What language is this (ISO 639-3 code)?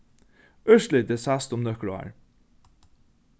fao